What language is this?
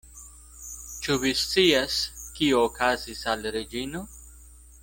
Esperanto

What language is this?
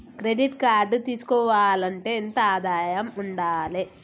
Telugu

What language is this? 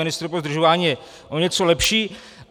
Czech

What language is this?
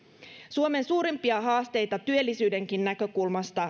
Finnish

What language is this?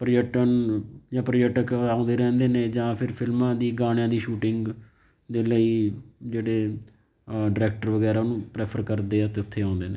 Punjabi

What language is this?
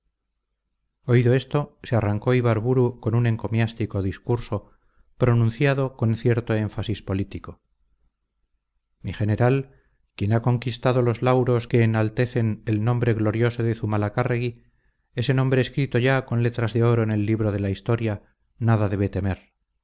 Spanish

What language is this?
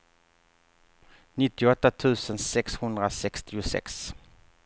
Swedish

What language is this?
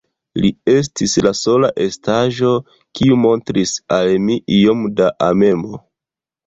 Esperanto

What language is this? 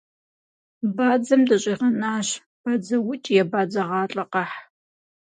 Kabardian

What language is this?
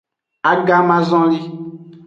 Aja (Benin)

